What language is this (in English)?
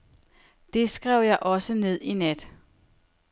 Danish